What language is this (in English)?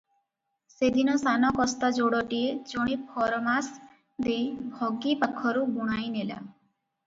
Odia